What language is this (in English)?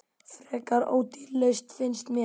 Icelandic